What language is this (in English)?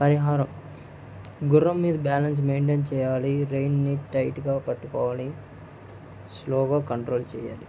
Telugu